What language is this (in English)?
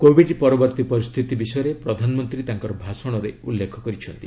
Odia